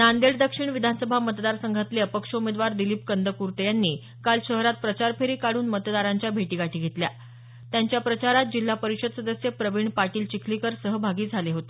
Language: Marathi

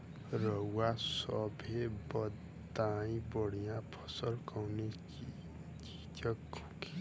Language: Bhojpuri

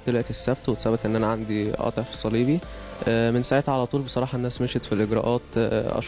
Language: Arabic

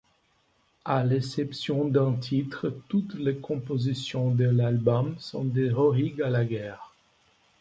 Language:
French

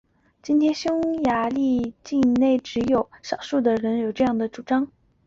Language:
Chinese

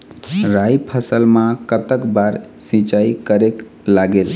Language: Chhattisgarhi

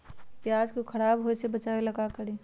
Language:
Magahi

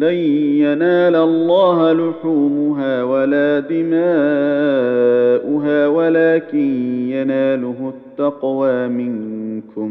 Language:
Arabic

